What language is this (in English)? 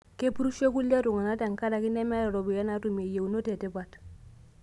Masai